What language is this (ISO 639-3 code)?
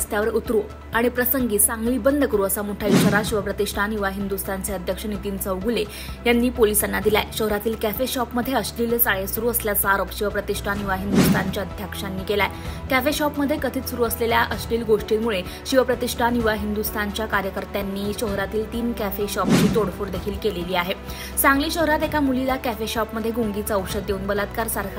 mar